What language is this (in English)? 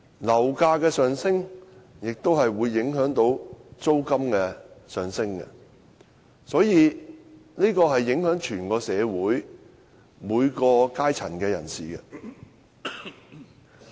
Cantonese